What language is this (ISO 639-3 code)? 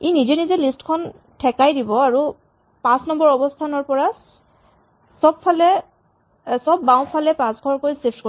asm